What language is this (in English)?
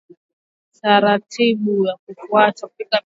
Swahili